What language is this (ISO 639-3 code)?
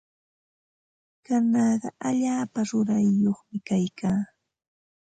qva